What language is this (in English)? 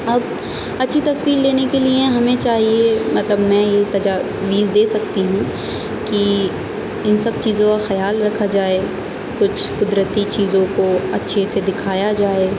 Urdu